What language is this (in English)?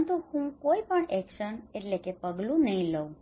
Gujarati